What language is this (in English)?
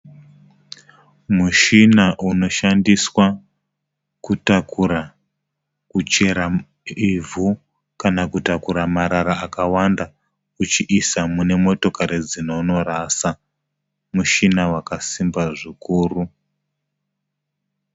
Shona